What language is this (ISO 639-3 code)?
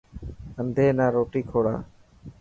mki